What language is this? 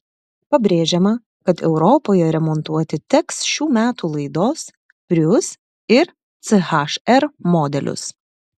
Lithuanian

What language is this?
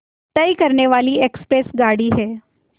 Hindi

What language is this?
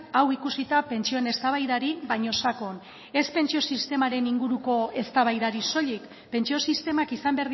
Basque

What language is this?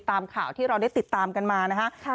Thai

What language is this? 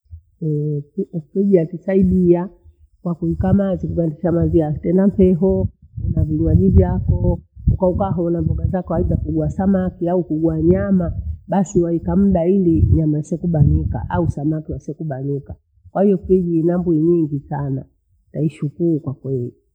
Bondei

